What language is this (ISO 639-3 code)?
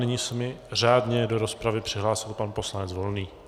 ces